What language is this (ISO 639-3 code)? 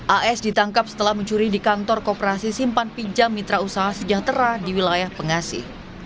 ind